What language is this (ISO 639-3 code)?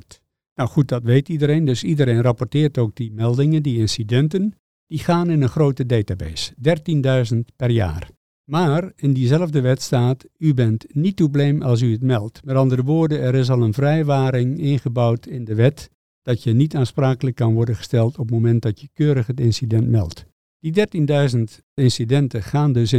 nld